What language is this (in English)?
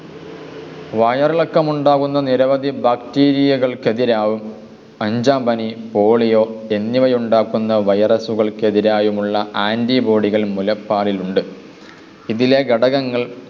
Malayalam